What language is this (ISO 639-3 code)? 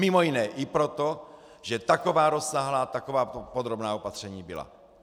ces